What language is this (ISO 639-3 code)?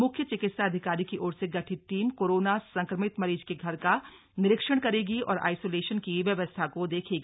hin